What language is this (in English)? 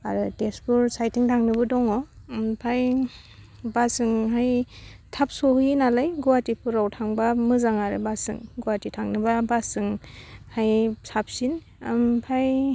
Bodo